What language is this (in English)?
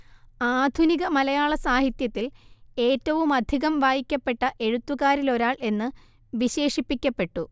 Malayalam